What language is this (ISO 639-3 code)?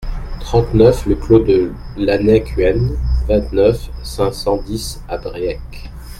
fra